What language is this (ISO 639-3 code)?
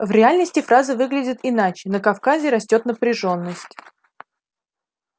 rus